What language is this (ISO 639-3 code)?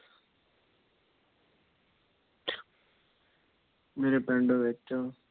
pan